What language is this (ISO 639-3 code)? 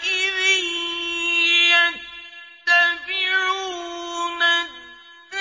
ara